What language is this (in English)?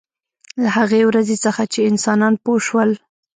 Pashto